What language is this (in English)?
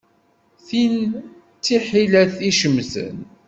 Kabyle